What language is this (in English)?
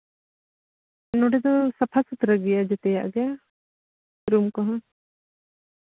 Santali